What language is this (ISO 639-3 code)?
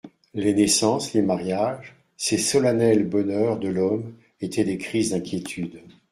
fra